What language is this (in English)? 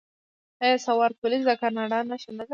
Pashto